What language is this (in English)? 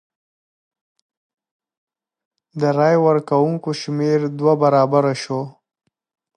Pashto